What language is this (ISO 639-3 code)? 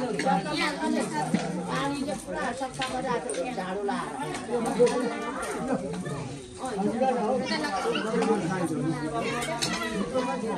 tha